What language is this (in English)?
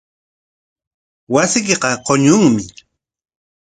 Corongo Ancash Quechua